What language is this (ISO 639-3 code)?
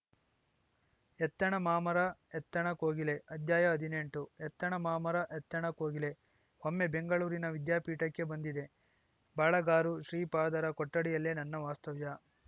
kan